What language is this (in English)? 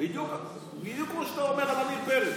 Hebrew